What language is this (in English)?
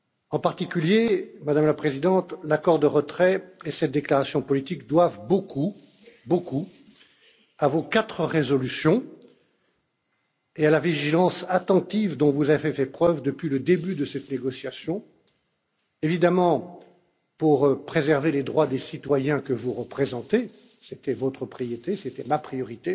French